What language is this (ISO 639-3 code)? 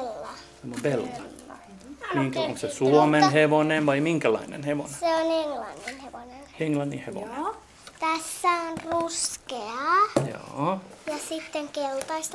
swe